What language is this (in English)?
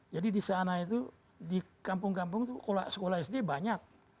Indonesian